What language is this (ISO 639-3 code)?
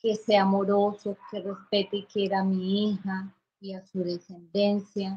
spa